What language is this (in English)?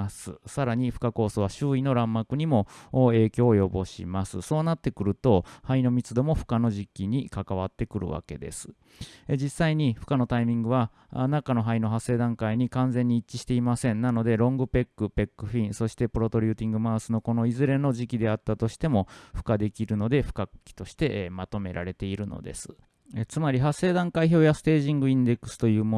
Japanese